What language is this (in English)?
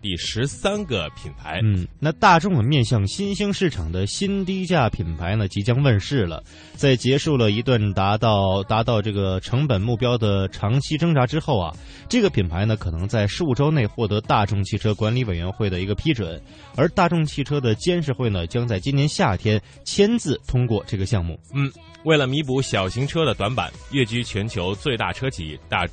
Chinese